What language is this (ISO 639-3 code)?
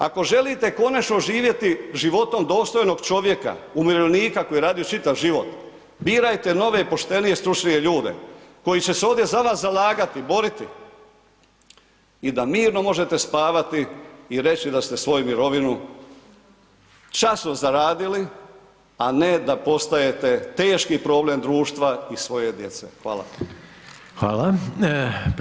hrv